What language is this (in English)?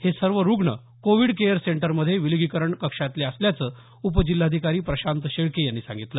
Marathi